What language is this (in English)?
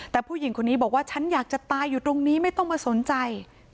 Thai